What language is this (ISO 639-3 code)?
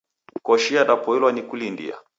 dav